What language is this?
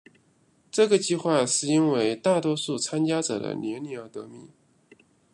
Chinese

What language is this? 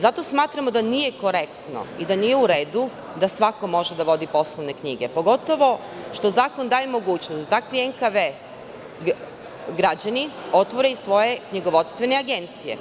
Serbian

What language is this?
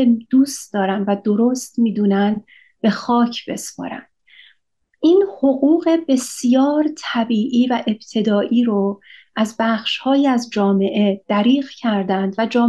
Persian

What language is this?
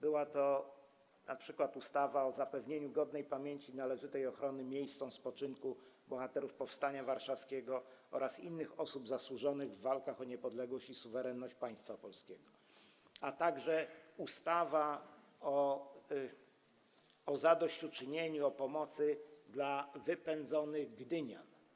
Polish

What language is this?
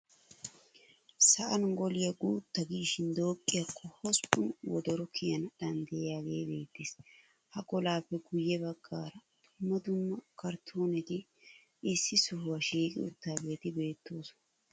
Wolaytta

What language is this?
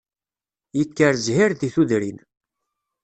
Kabyle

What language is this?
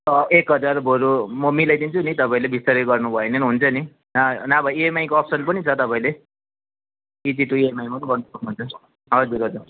Nepali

